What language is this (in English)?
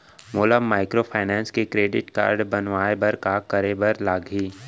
Chhattisgarhi